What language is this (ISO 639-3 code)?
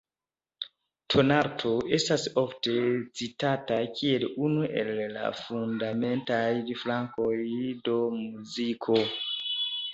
epo